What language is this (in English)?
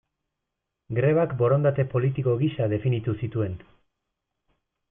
Basque